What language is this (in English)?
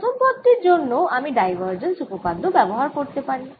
Bangla